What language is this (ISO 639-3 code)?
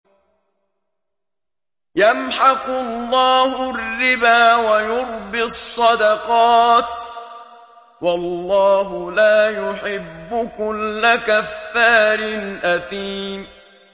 ara